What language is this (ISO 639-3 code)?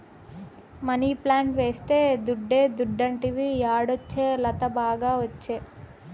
tel